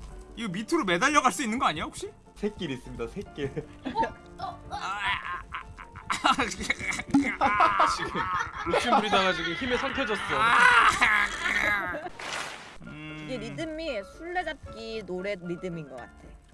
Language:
Korean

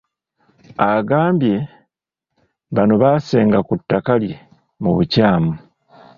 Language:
Ganda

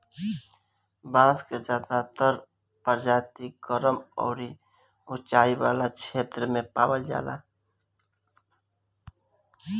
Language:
Bhojpuri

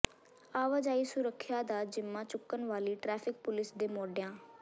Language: Punjabi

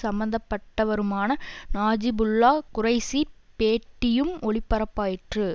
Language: Tamil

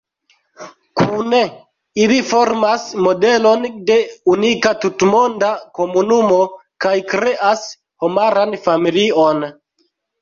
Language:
Esperanto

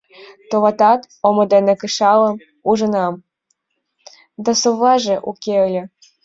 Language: Mari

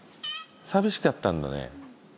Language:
Japanese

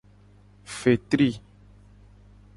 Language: Gen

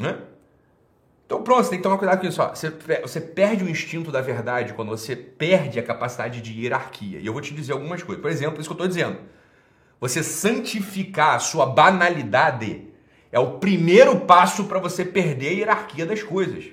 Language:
Portuguese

